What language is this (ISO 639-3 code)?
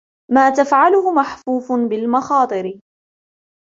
ara